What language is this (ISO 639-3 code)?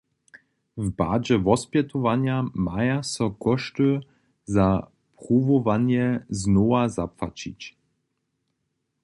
hsb